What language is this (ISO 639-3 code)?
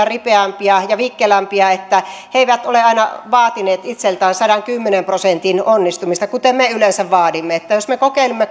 fin